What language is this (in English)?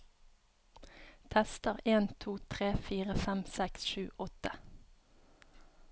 Norwegian